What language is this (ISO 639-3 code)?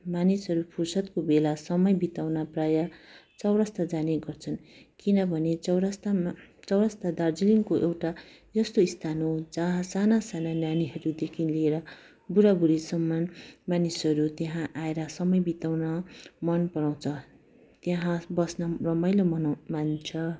nep